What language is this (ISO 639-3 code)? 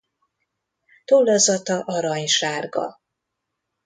hun